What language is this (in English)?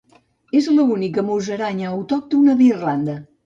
Catalan